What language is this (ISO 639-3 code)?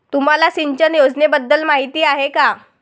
mar